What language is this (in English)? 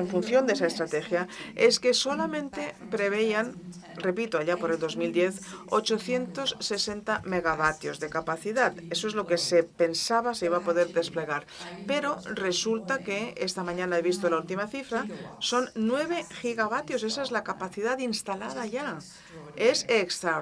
Spanish